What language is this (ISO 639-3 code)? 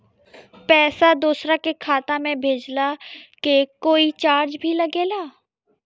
bho